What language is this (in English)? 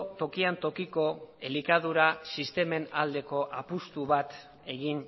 Basque